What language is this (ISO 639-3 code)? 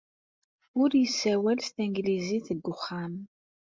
kab